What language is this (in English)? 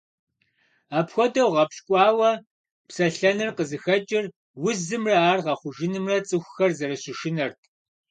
Kabardian